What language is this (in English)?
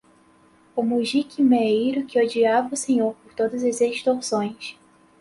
Portuguese